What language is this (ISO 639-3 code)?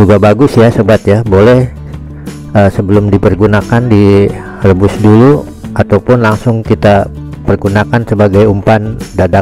ind